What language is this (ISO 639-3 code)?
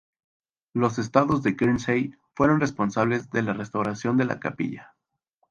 spa